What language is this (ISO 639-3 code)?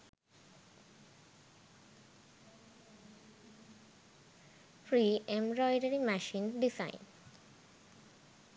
sin